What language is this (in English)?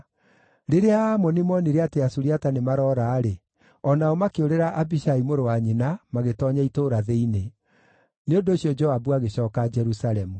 Kikuyu